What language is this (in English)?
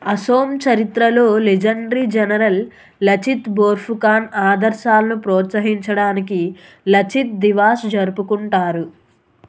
Telugu